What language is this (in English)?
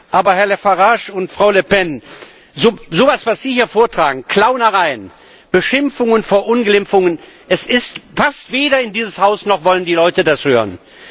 German